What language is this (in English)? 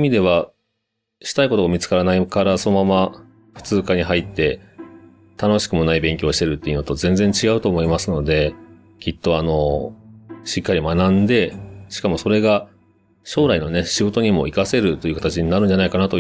Japanese